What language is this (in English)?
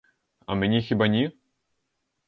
Ukrainian